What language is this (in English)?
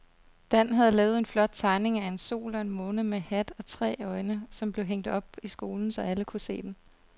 Danish